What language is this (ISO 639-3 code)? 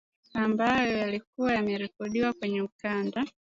swa